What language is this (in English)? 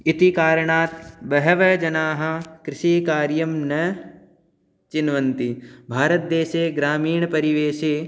Sanskrit